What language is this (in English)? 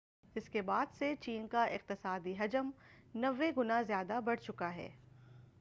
Urdu